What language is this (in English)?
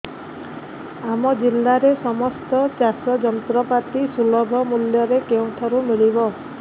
Odia